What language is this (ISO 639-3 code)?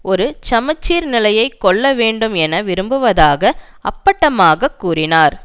tam